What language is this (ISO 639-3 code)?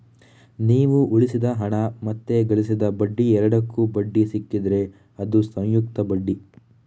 kan